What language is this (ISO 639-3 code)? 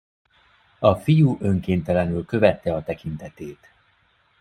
hun